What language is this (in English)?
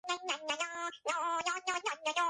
Georgian